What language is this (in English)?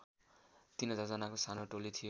Nepali